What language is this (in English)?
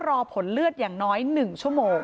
Thai